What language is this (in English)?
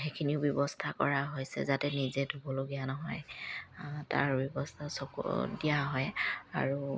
Assamese